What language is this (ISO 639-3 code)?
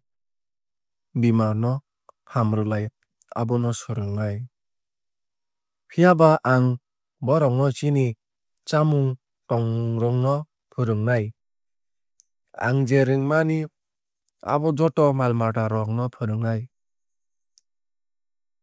trp